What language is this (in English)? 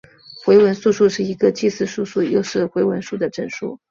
Chinese